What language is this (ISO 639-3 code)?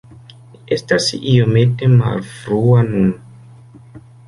epo